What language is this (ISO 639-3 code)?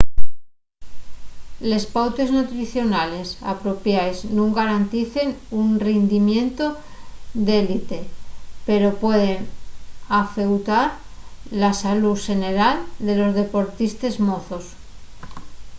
ast